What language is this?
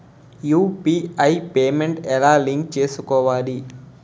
Telugu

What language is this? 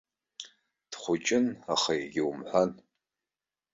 Abkhazian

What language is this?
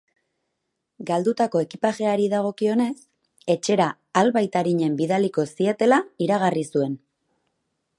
Basque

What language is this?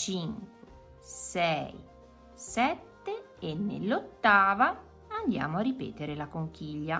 Italian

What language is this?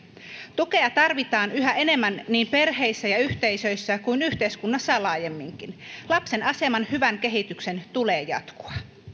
Finnish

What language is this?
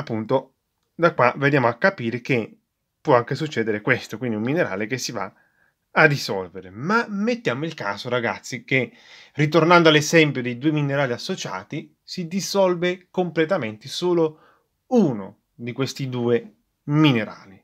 Italian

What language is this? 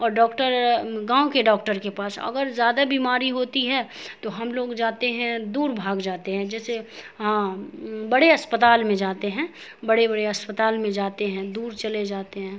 Urdu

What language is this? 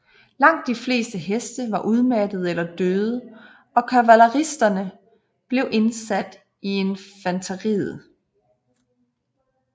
Danish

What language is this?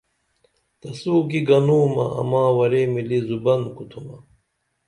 Dameli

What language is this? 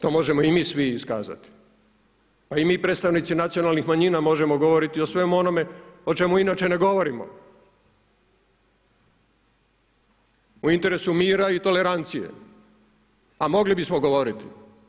Croatian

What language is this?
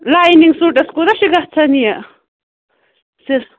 Kashmiri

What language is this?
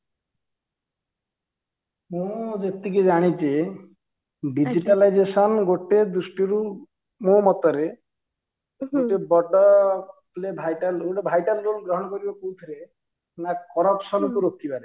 Odia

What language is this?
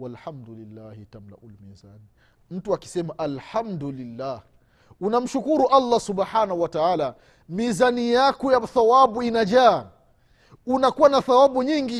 Swahili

